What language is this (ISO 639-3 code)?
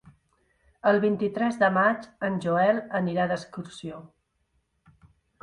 cat